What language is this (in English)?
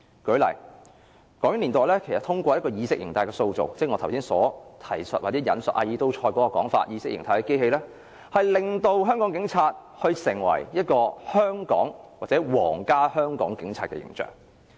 Cantonese